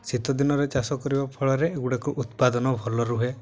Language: Odia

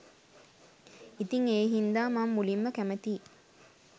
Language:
Sinhala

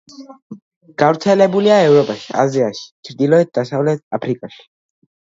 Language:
Georgian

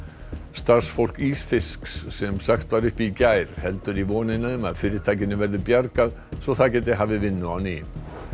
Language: Icelandic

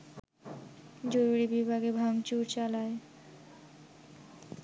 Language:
Bangla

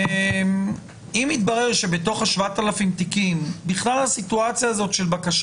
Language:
Hebrew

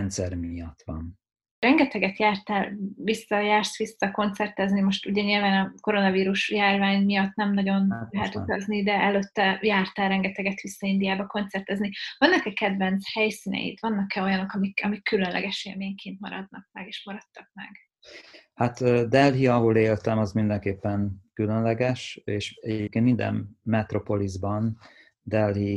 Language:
Hungarian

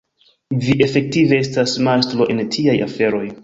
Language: Esperanto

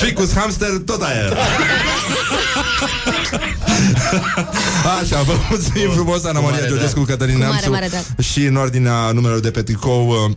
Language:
Romanian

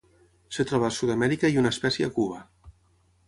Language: Catalan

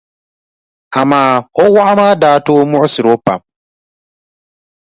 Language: Dagbani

